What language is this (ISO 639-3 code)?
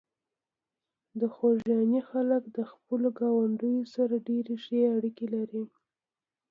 pus